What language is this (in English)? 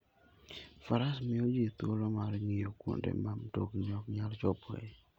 Luo (Kenya and Tanzania)